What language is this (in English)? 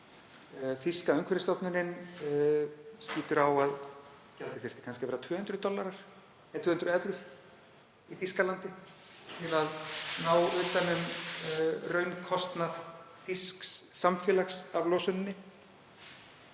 Icelandic